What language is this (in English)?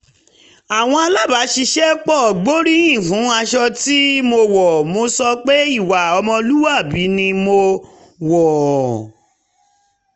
Yoruba